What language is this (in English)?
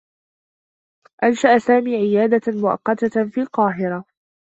Arabic